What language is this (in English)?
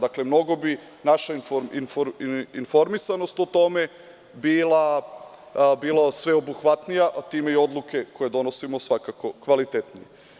Serbian